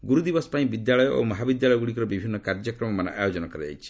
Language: Odia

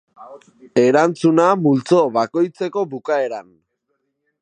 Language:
Basque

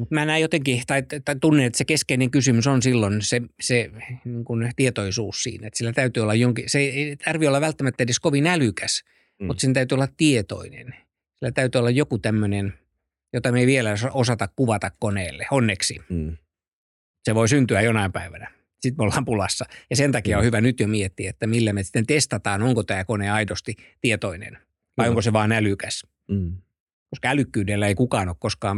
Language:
Finnish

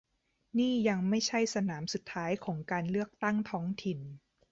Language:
Thai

